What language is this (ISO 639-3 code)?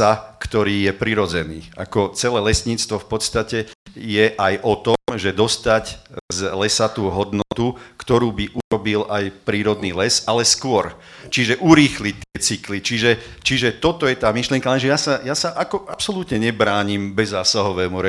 slk